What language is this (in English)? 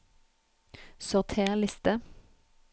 Norwegian